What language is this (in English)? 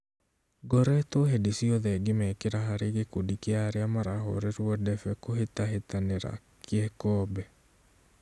Kikuyu